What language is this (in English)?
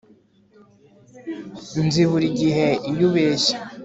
Kinyarwanda